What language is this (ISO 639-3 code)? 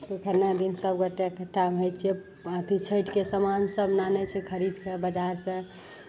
mai